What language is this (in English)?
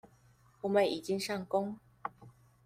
Chinese